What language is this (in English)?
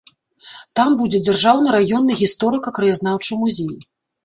Belarusian